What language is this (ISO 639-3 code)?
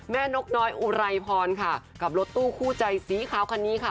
tha